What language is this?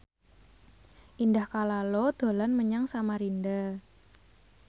Javanese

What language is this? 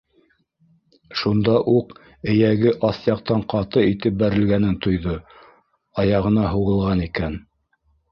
Bashkir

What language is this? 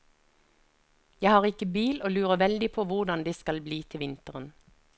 Norwegian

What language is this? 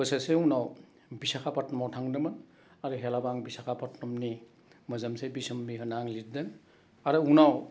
Bodo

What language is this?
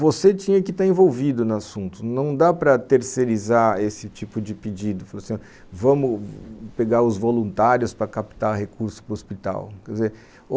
Portuguese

